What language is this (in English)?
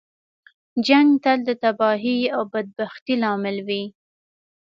Pashto